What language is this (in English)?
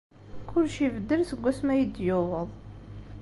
Kabyle